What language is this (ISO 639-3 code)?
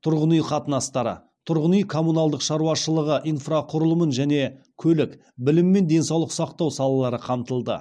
kaz